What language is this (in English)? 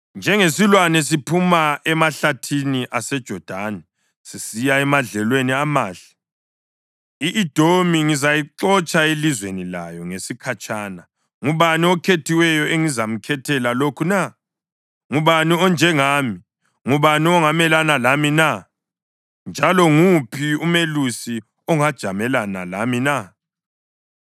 North Ndebele